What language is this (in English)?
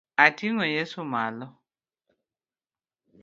Luo (Kenya and Tanzania)